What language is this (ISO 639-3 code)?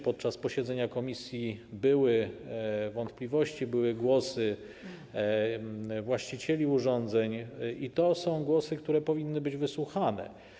pol